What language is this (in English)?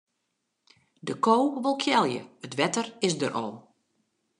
Western Frisian